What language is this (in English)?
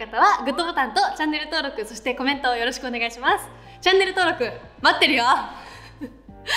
Japanese